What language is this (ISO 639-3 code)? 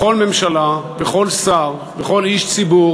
heb